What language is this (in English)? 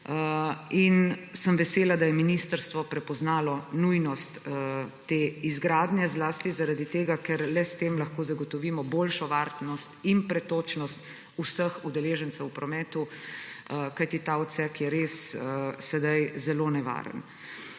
Slovenian